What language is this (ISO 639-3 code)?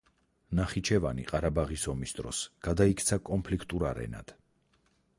kat